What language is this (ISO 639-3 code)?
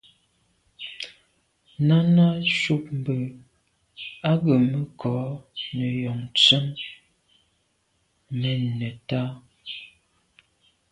byv